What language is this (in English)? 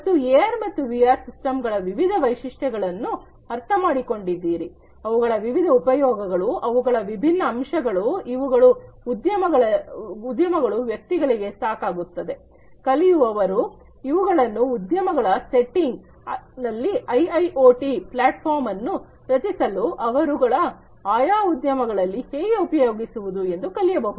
Kannada